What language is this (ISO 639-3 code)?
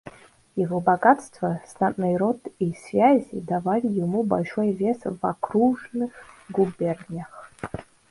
rus